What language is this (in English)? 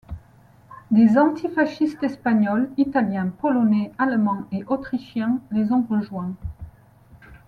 French